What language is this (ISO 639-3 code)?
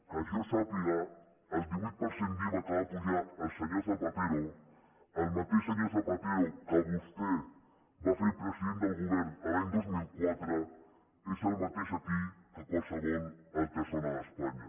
cat